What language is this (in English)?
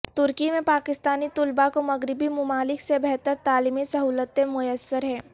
Urdu